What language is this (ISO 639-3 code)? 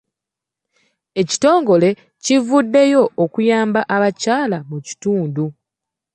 lug